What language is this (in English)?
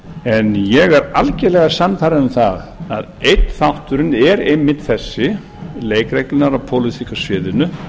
Icelandic